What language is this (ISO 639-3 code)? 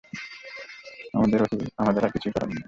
ben